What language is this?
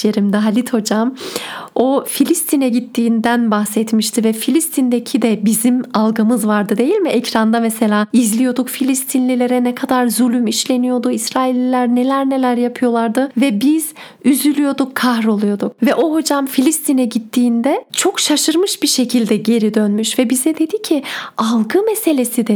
Turkish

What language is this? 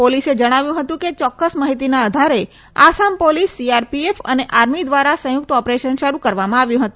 Gujarati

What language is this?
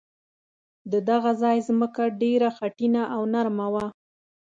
Pashto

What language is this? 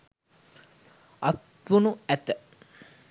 Sinhala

